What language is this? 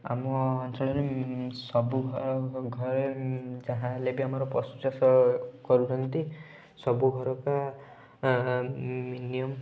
Odia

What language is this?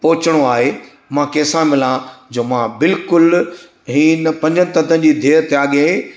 Sindhi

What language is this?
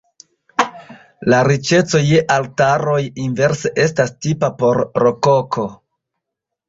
Esperanto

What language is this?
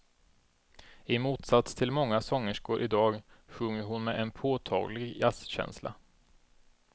Swedish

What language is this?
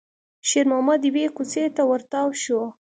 Pashto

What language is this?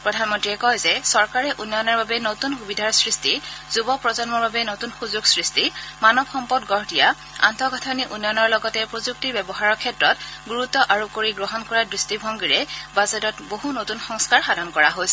Assamese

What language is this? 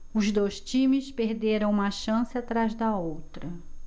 Portuguese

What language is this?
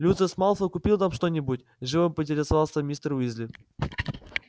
Russian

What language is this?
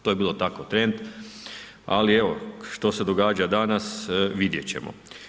Croatian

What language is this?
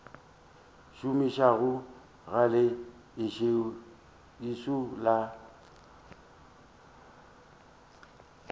Northern Sotho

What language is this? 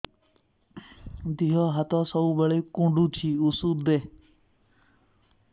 Odia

